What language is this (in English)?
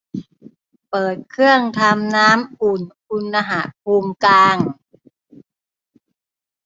Thai